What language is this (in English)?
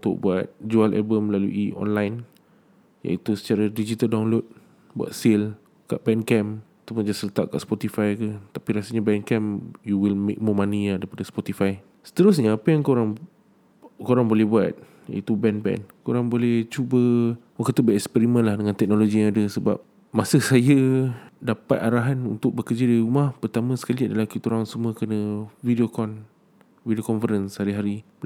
Malay